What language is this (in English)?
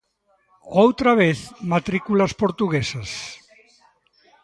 Galician